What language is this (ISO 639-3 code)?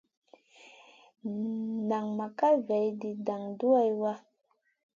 mcn